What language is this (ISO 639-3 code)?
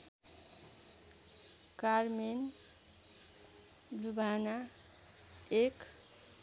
nep